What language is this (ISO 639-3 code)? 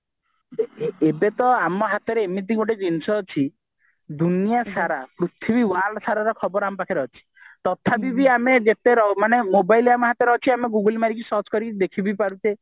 ori